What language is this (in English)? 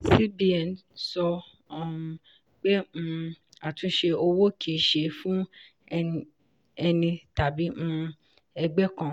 Yoruba